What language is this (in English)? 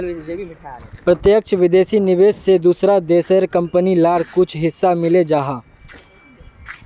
Magahi